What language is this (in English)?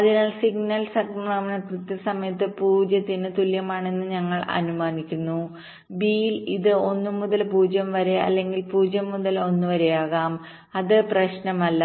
Malayalam